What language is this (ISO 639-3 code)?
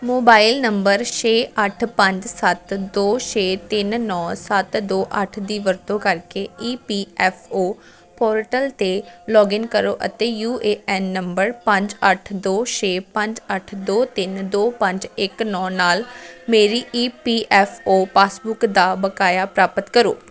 pan